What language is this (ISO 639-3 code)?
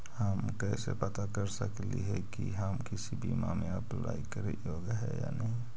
mag